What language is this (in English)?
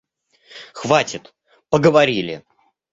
Russian